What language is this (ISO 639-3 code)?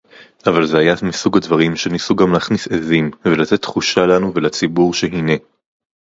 heb